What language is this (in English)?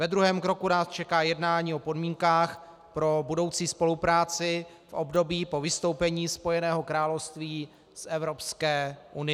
Czech